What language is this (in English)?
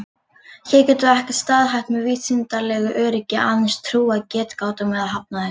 Icelandic